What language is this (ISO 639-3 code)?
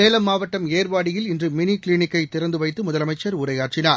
tam